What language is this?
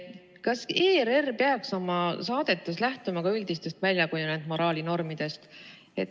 Estonian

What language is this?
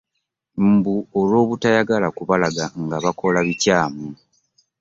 Ganda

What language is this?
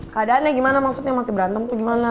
Indonesian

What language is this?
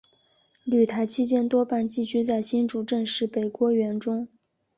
Chinese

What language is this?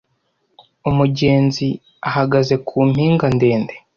Kinyarwanda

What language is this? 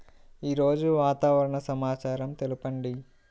Telugu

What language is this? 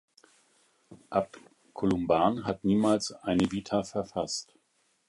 German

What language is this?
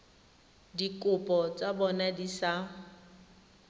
Tswana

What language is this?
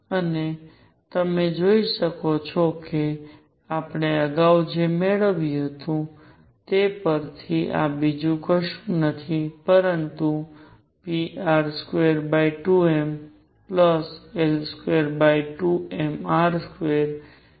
Gujarati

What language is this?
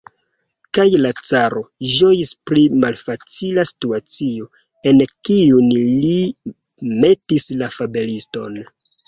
Esperanto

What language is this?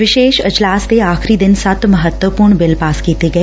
Punjabi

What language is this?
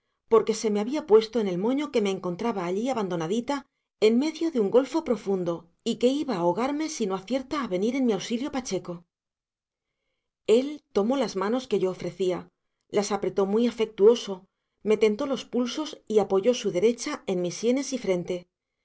Spanish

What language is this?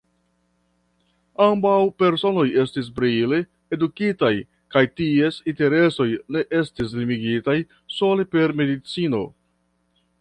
Esperanto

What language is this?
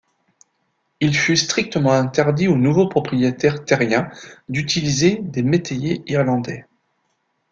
French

